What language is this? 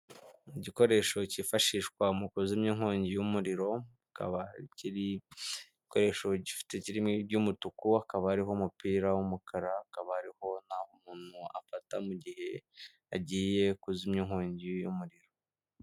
Kinyarwanda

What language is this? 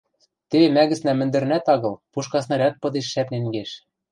Western Mari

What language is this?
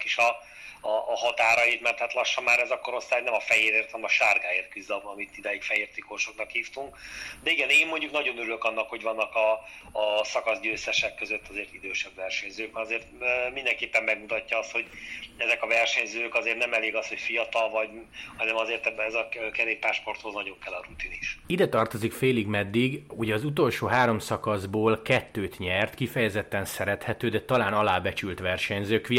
Hungarian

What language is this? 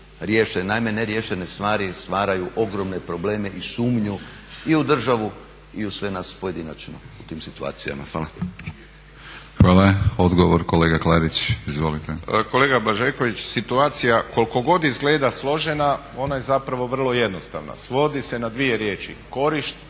Croatian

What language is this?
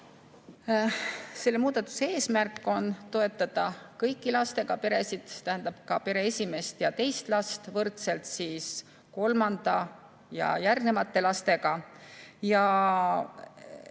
Estonian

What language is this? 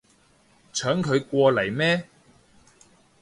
Cantonese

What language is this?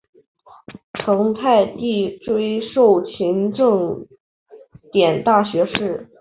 Chinese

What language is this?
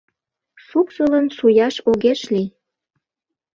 Mari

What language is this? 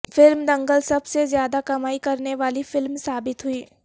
Urdu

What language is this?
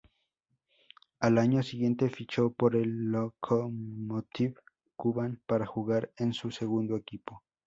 Spanish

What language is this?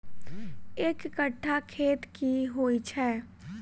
Maithili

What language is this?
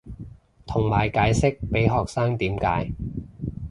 Cantonese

